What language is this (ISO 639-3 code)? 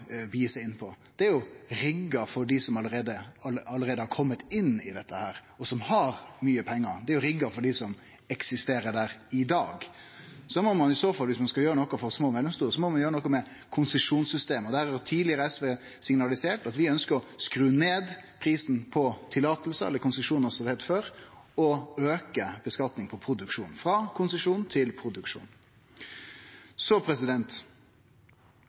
nno